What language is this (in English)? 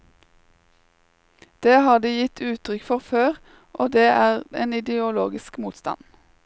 Norwegian